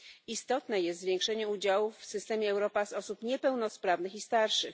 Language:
Polish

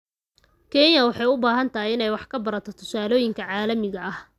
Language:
Somali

